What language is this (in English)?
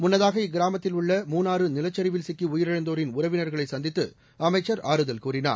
Tamil